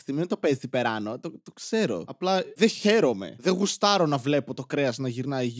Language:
Greek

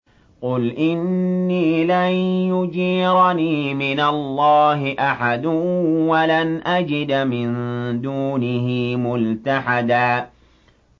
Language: Arabic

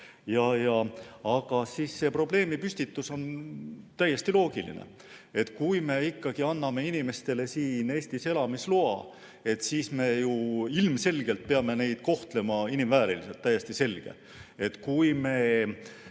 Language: Estonian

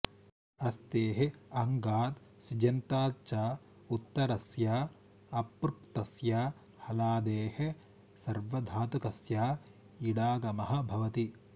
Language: Sanskrit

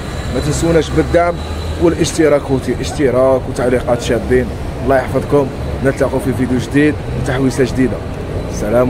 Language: Arabic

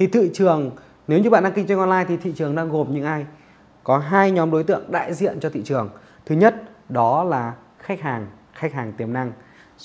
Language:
Vietnamese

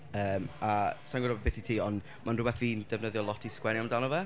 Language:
Welsh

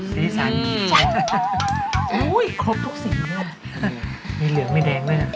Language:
Thai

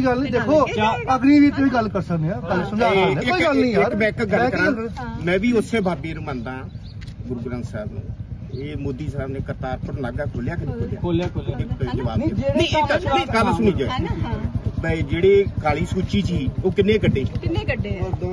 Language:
Punjabi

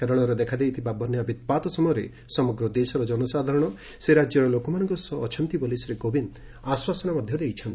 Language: Odia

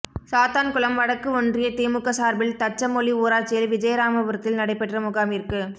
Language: Tamil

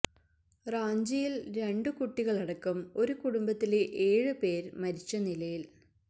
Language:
Malayalam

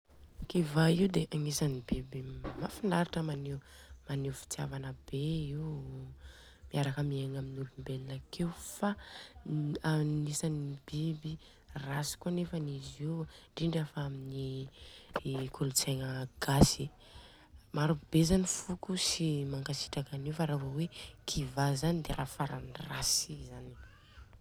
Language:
Southern Betsimisaraka Malagasy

